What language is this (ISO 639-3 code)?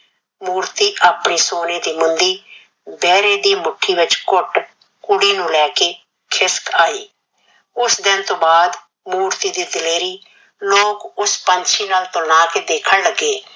pan